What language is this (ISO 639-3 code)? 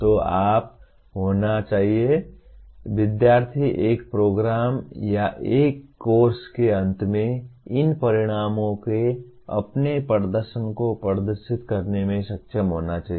hin